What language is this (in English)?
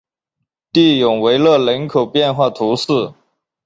Chinese